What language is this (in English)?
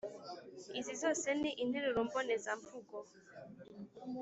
Kinyarwanda